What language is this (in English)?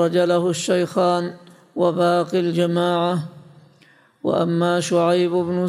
Arabic